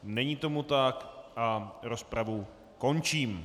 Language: Czech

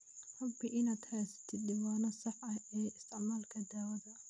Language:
Somali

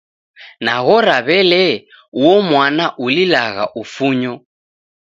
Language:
Taita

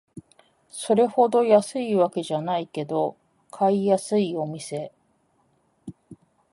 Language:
Japanese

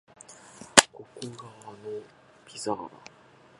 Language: Japanese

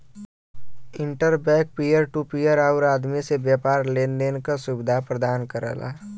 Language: Bhojpuri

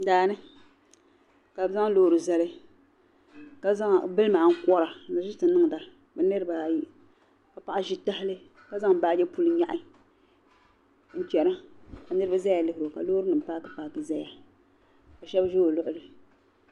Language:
Dagbani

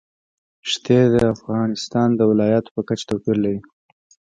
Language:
Pashto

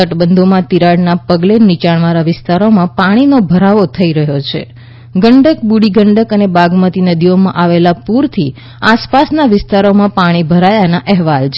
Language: Gujarati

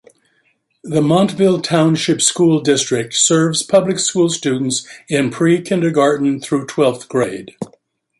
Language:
English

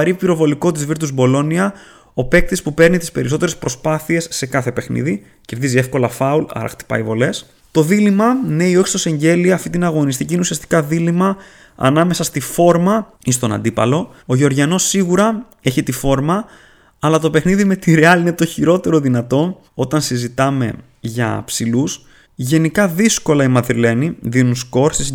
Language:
Greek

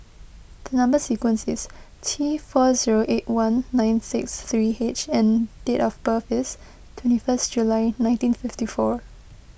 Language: English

